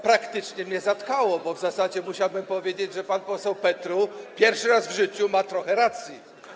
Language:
Polish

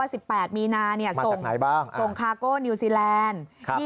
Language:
Thai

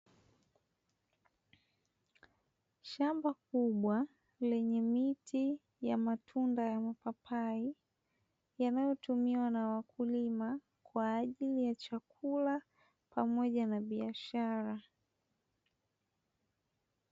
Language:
Swahili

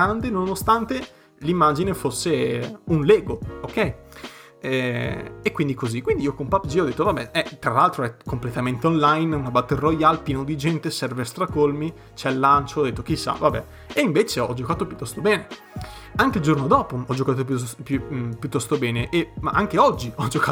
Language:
Italian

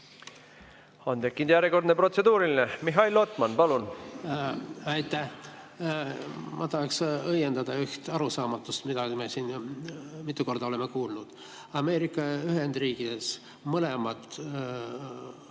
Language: Estonian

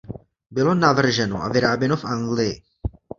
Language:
Czech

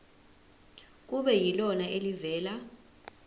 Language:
Zulu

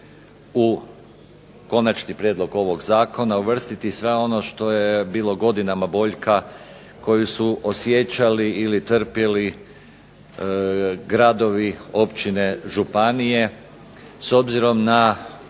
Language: Croatian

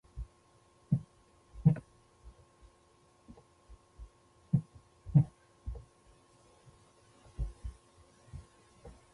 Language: Pashto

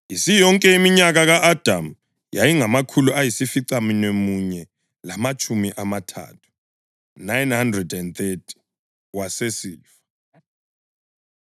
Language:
North Ndebele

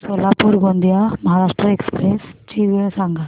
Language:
Marathi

